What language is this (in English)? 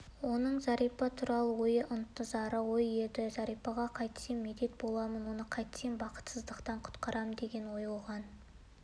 Kazakh